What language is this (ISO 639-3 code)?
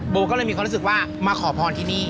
tha